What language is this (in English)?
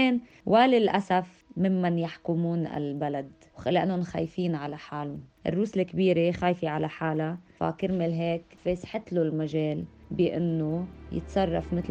Arabic